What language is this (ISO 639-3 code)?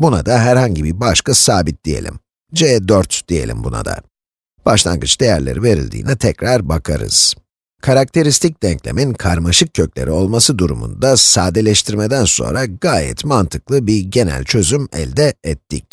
tur